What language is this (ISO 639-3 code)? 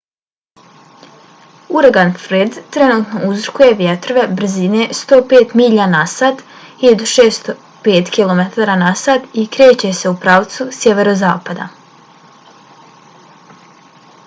bos